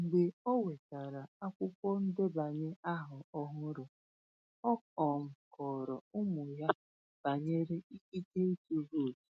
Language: Igbo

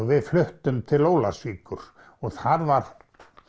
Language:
Icelandic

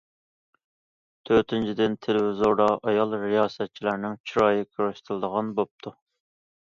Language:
Uyghur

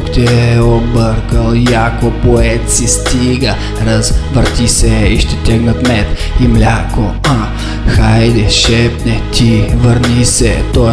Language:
Bulgarian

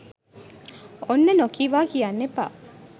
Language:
Sinhala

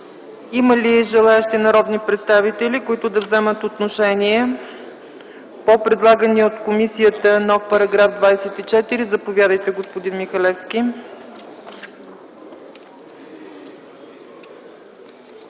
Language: Bulgarian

